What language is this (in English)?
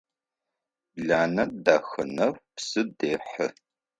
Adyghe